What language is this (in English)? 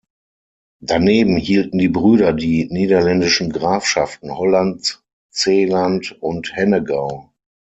German